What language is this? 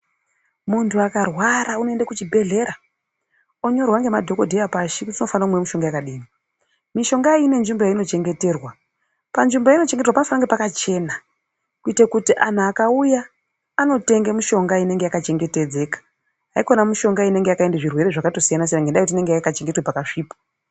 Ndau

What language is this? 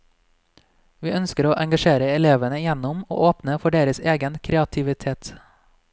Norwegian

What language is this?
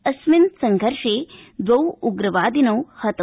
Sanskrit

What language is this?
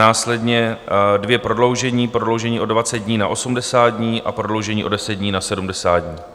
Czech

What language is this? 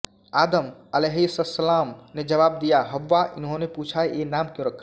Hindi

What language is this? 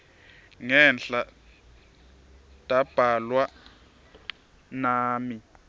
Swati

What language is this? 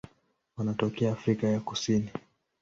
Swahili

